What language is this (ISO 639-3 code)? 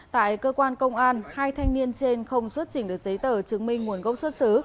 vie